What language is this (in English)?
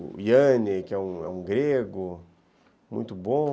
Portuguese